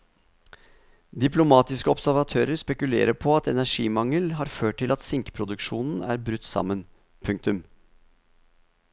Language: Norwegian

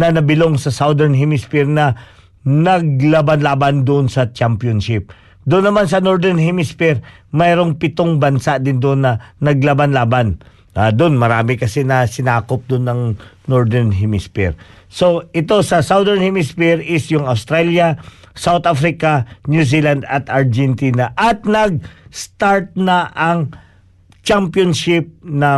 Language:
Filipino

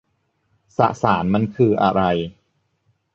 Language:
Thai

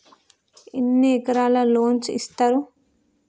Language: Telugu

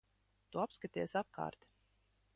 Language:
Latvian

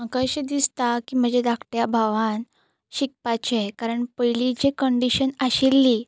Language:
Konkani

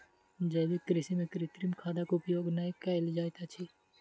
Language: Maithili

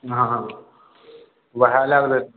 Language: Maithili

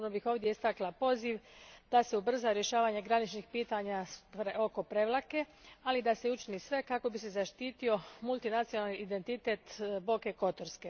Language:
Croatian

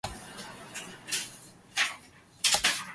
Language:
Japanese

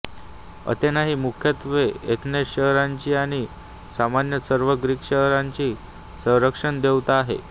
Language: Marathi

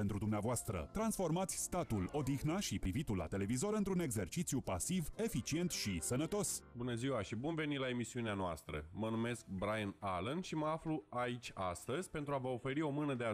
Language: Romanian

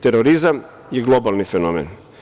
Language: Serbian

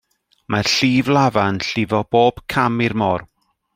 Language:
Welsh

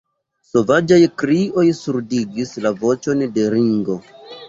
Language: Esperanto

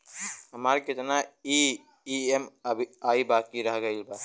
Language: Bhojpuri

